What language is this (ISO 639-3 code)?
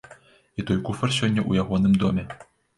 bel